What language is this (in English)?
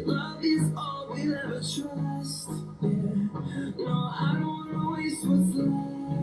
Vietnamese